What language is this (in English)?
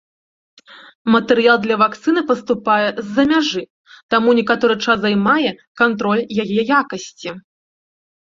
Belarusian